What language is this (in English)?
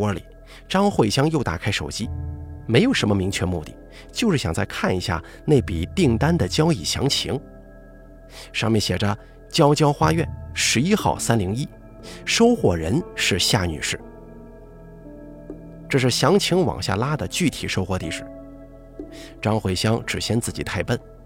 Chinese